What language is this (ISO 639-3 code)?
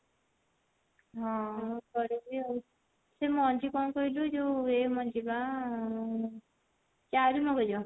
ori